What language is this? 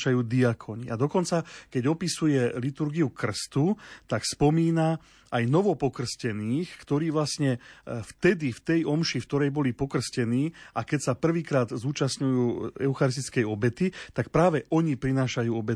Slovak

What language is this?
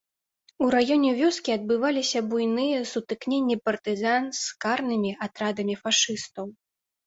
Belarusian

